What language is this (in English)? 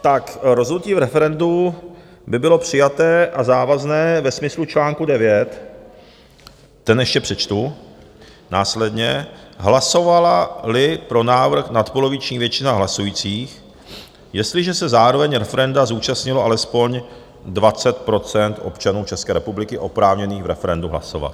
Czech